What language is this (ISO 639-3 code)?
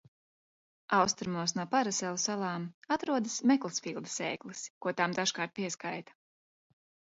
lav